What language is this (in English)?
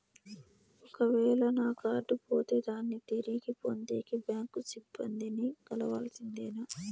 Telugu